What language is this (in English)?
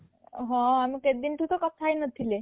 Odia